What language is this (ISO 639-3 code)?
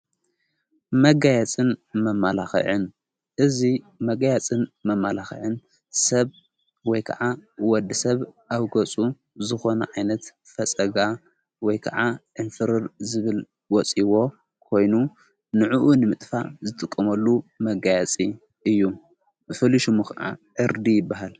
tir